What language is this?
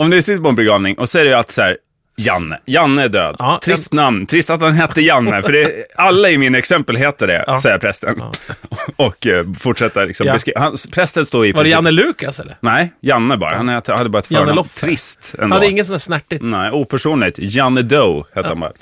Swedish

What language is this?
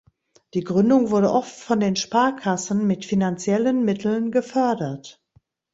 German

